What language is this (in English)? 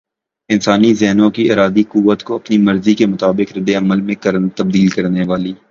Urdu